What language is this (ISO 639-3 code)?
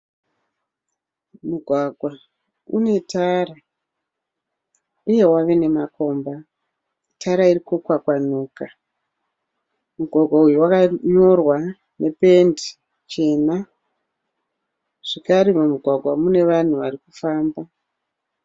sna